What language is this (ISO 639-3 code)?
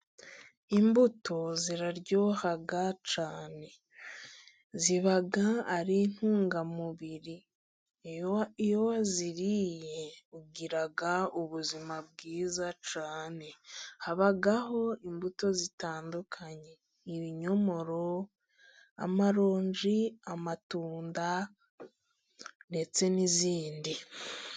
kin